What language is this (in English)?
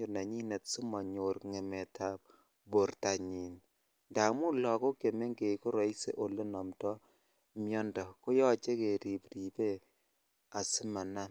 Kalenjin